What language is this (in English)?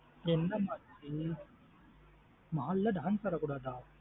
Tamil